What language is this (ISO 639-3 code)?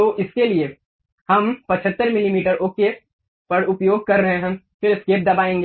hin